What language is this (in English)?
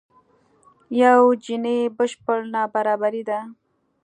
Pashto